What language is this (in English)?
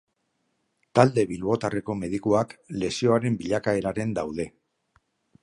Basque